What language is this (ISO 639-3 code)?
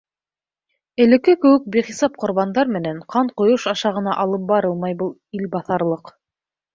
bak